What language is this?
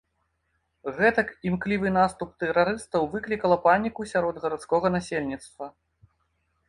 Belarusian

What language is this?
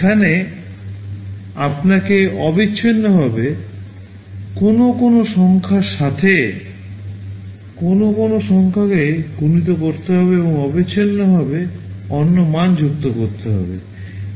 Bangla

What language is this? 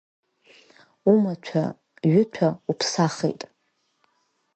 Abkhazian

